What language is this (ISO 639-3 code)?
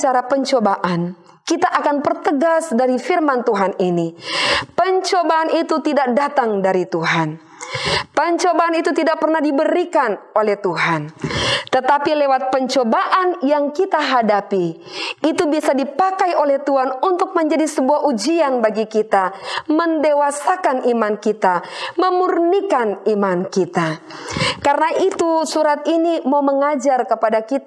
ind